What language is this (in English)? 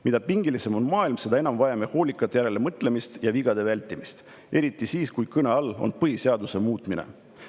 Estonian